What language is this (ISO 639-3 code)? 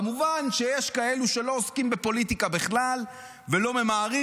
heb